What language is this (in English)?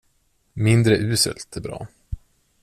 Swedish